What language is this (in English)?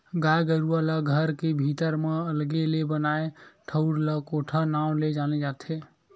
Chhattisgarhi